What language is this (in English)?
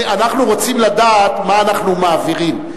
Hebrew